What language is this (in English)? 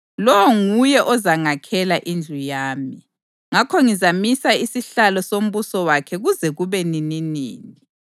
North Ndebele